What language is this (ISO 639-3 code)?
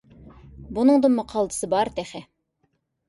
uig